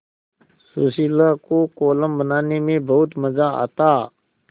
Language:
Hindi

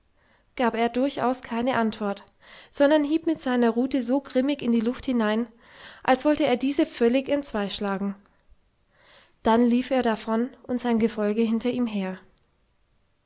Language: German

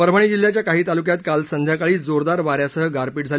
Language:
Marathi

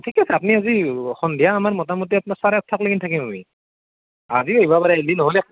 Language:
Assamese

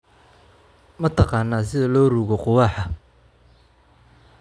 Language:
Somali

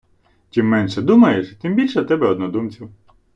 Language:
Ukrainian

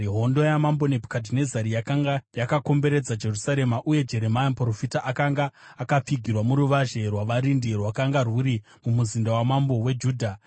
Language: Shona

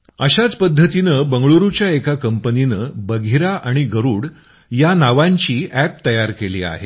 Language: Marathi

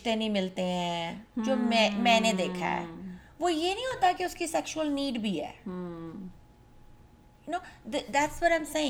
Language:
Urdu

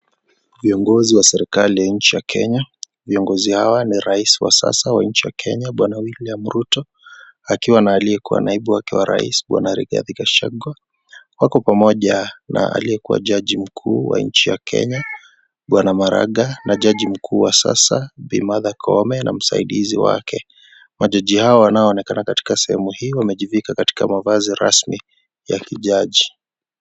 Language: Swahili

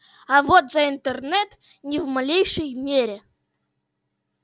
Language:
Russian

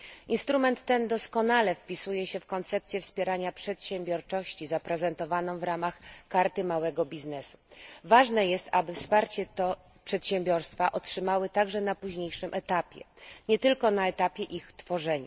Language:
Polish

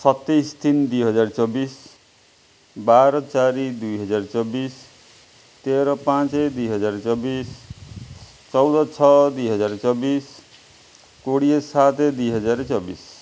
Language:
Odia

